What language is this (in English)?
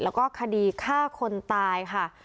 Thai